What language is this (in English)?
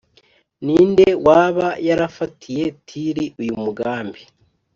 Kinyarwanda